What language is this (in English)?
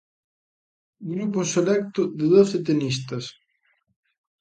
Galician